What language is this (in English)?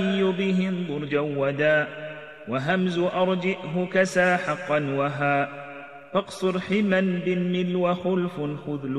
Arabic